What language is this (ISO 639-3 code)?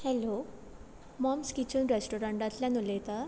kok